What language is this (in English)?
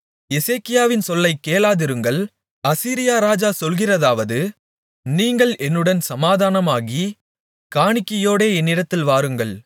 Tamil